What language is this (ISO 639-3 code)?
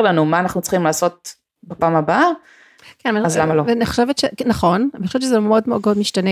heb